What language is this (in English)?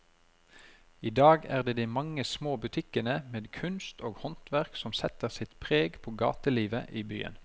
Norwegian